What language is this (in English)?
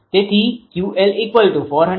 Gujarati